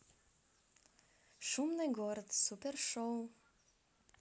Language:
Russian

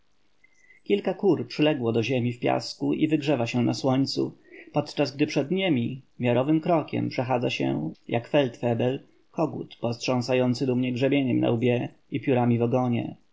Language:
Polish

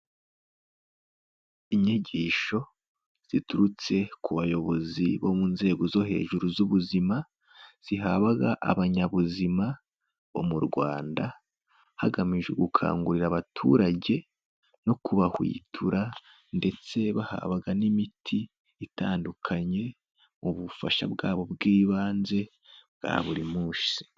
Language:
Kinyarwanda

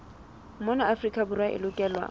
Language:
Southern Sotho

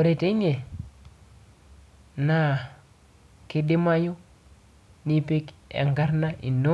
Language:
Masai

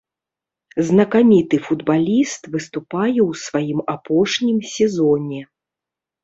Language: Belarusian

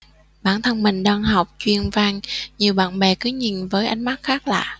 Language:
Vietnamese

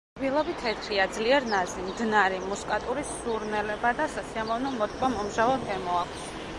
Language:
Georgian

